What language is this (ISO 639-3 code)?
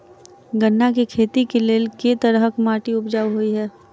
mai